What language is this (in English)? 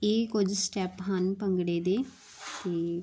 Punjabi